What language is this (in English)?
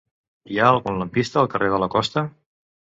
Catalan